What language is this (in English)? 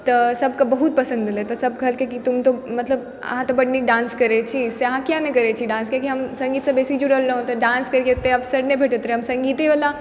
Maithili